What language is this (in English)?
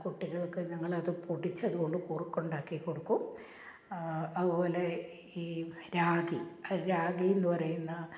Malayalam